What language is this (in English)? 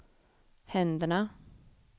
Swedish